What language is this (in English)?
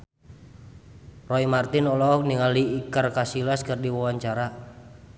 Sundanese